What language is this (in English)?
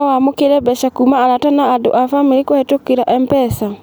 Kikuyu